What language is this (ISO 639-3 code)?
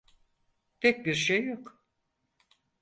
tur